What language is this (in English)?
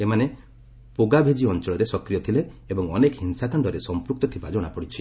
Odia